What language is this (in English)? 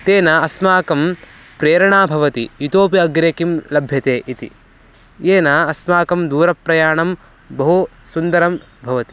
Sanskrit